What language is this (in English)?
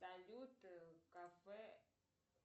Russian